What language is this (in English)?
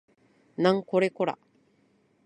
Japanese